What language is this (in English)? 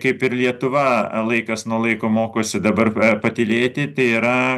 Lithuanian